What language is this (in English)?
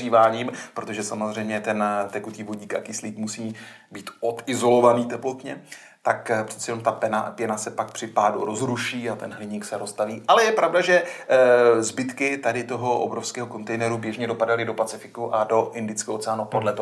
Czech